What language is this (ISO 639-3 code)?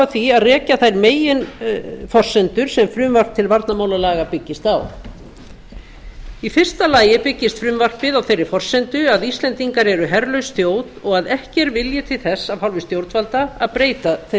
isl